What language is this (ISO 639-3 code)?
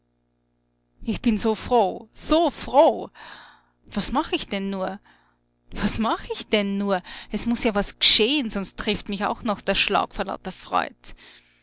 deu